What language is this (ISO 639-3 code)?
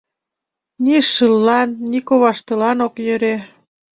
chm